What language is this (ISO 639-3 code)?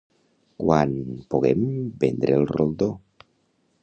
cat